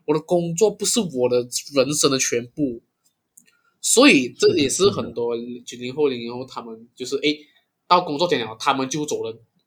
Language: Chinese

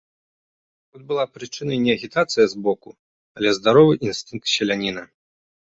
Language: Belarusian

